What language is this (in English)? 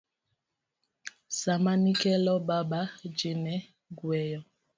Luo (Kenya and Tanzania)